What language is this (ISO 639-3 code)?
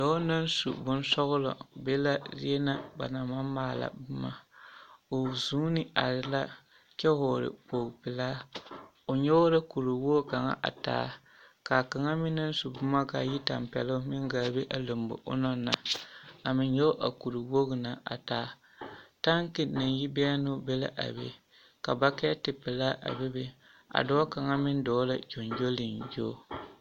dga